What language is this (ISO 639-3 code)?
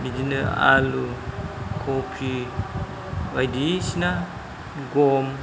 brx